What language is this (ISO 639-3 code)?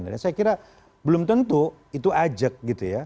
ind